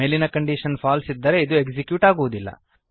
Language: Kannada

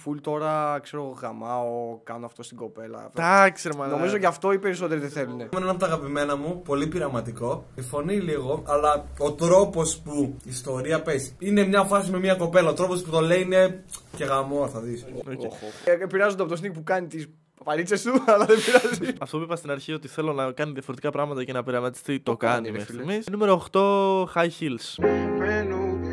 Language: Greek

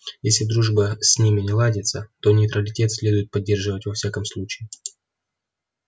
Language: Russian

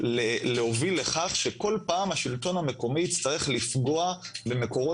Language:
Hebrew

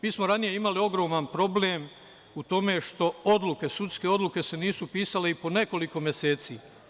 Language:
Serbian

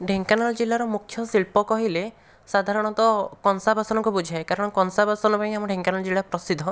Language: Odia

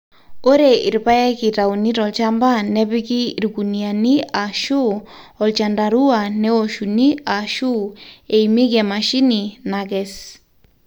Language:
Masai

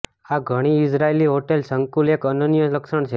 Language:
Gujarati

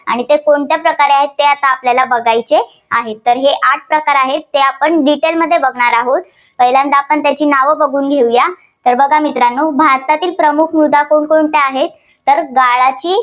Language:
Marathi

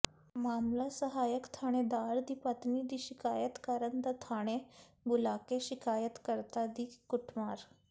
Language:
Punjabi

